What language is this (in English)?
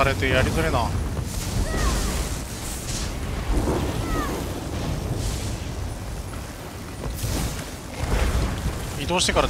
Japanese